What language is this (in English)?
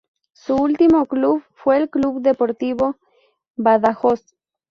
Spanish